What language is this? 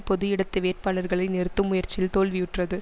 Tamil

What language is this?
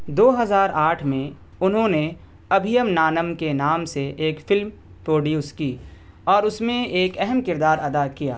Urdu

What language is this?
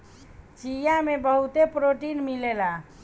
Bhojpuri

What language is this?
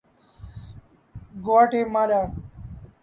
Urdu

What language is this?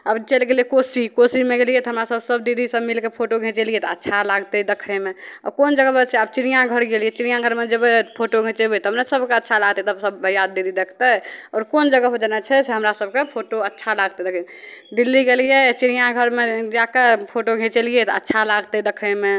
Maithili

